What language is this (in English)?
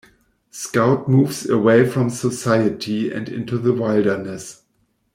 English